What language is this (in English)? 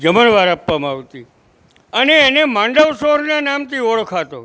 Gujarati